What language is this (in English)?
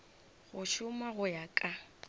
Northern Sotho